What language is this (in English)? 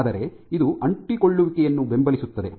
Kannada